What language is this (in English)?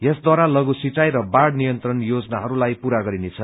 Nepali